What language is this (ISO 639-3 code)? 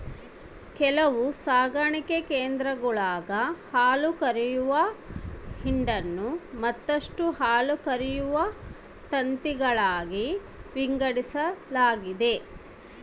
kan